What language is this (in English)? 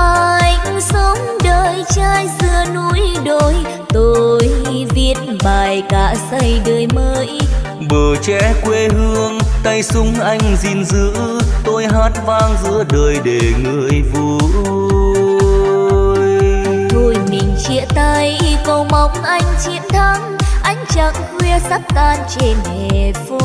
Vietnamese